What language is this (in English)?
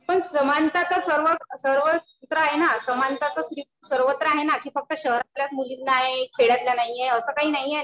Marathi